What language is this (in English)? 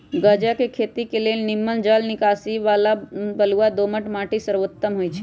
Magahi